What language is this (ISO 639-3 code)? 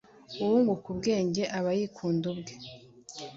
kin